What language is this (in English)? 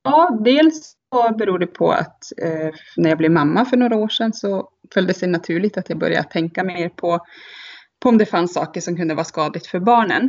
Swedish